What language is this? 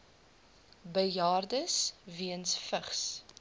Afrikaans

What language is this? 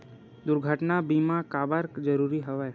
Chhattisgarhi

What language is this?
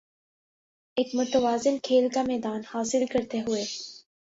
Urdu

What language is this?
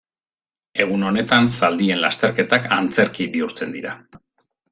Basque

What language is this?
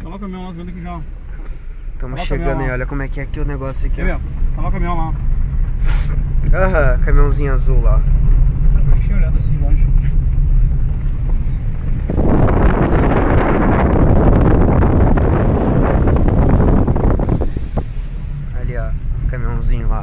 Portuguese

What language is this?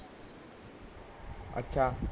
Punjabi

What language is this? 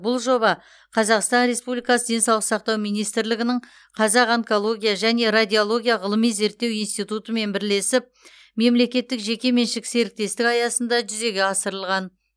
Kazakh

